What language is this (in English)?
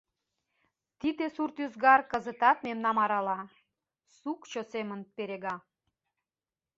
Mari